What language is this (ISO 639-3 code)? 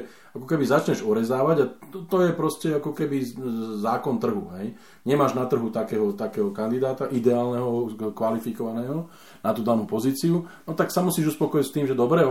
slk